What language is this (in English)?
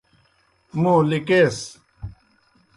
Kohistani Shina